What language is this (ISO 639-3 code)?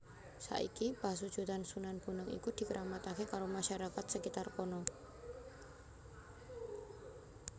jav